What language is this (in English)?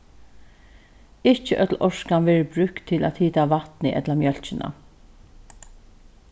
Faroese